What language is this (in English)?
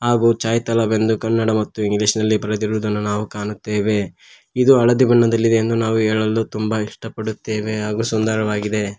Kannada